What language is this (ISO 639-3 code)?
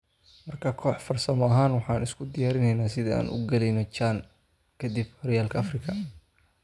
som